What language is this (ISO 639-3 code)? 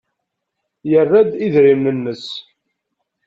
kab